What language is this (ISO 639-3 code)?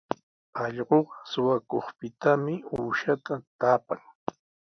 qws